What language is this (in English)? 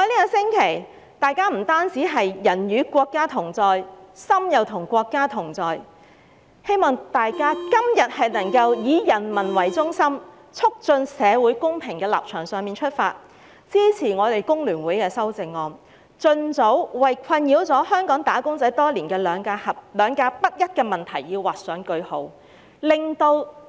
Cantonese